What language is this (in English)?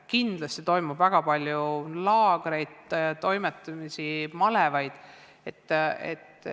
Estonian